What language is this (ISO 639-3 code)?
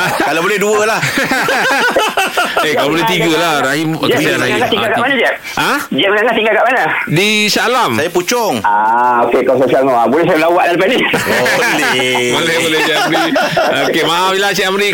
msa